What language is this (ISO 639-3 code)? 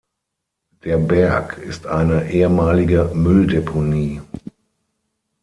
deu